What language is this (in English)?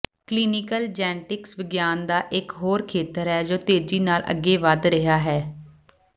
Punjabi